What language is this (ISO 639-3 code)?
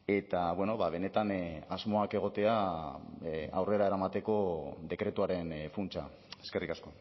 eus